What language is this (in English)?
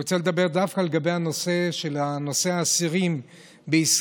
Hebrew